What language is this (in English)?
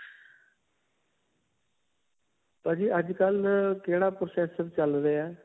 Punjabi